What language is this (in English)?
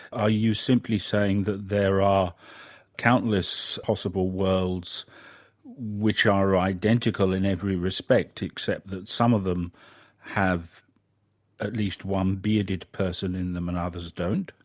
English